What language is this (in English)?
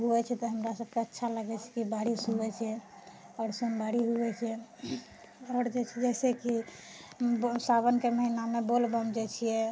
Maithili